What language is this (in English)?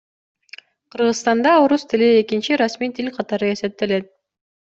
Kyrgyz